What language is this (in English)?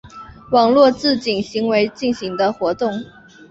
Chinese